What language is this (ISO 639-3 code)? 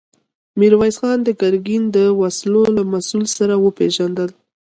pus